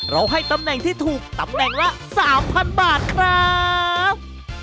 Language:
Thai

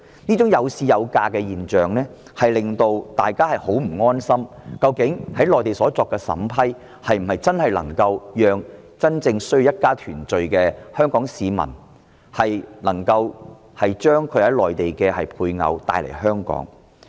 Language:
Cantonese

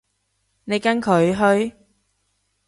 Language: Cantonese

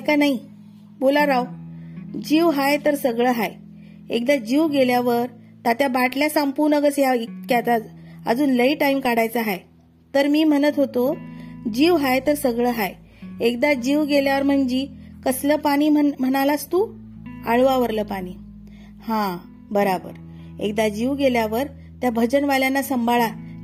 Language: Marathi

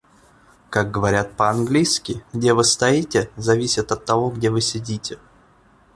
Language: Russian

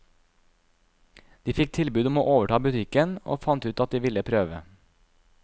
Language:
Norwegian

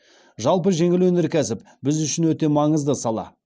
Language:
Kazakh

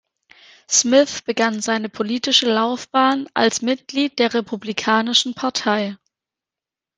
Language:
German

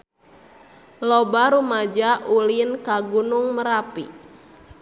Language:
Sundanese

